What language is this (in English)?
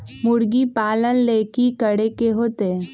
Magahi